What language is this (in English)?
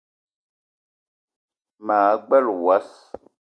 Eton (Cameroon)